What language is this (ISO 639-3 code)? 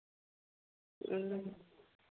sat